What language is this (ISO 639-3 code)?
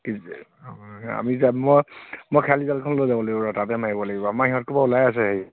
asm